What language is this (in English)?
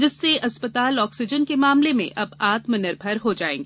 Hindi